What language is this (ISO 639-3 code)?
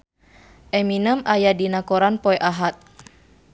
sun